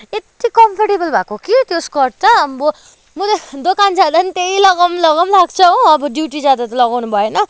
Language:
Nepali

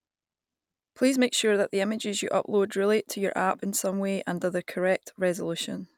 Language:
English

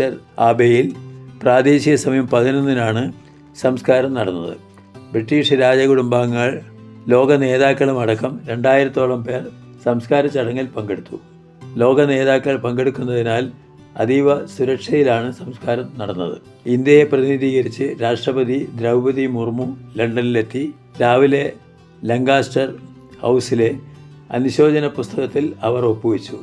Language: Malayalam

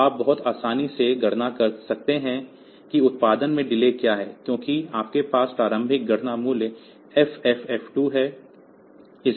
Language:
Hindi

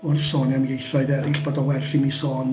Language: Welsh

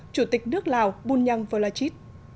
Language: Vietnamese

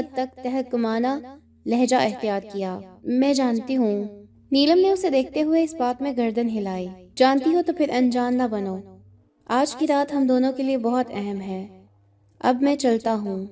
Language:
Urdu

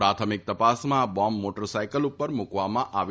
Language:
Gujarati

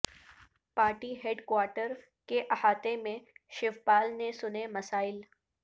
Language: Urdu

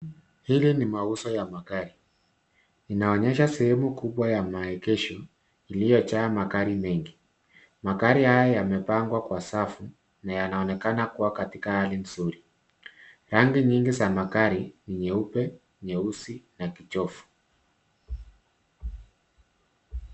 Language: Swahili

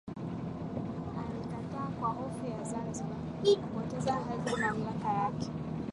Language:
Swahili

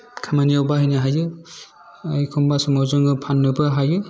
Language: Bodo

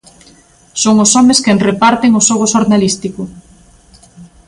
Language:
Galician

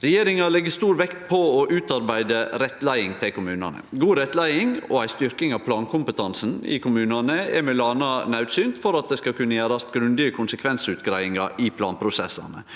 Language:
Norwegian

